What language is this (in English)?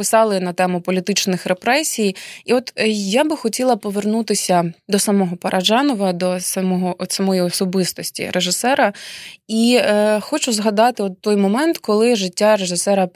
Ukrainian